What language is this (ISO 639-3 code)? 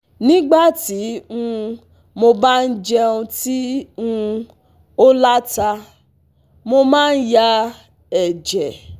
yor